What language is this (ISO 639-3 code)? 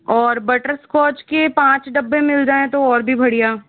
hin